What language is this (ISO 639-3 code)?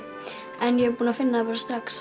isl